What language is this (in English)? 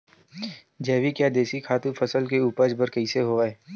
Chhattisgarhi